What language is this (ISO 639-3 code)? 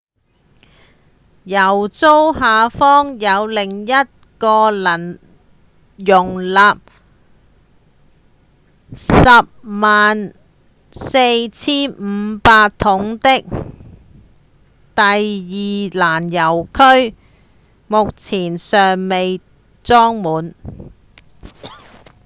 yue